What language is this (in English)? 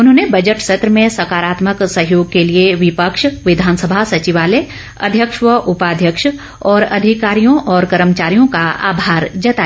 Hindi